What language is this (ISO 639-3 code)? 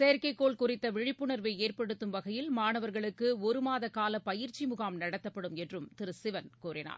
tam